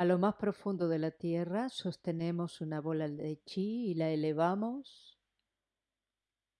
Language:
Spanish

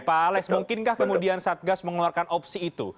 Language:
Indonesian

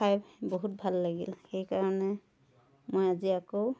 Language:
Assamese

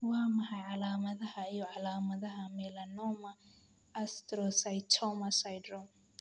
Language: Somali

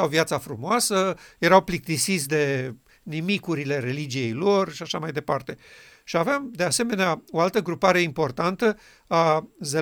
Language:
Romanian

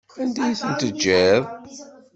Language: Kabyle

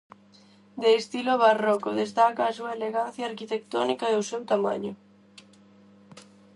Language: Galician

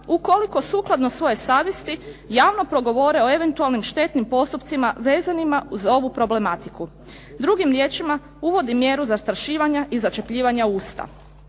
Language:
Croatian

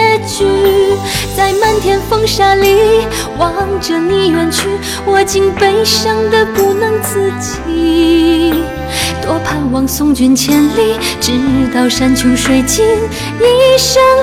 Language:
Chinese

